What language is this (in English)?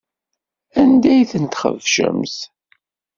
Kabyle